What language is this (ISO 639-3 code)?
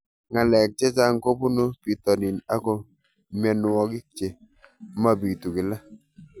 kln